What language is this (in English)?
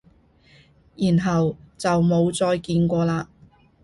Cantonese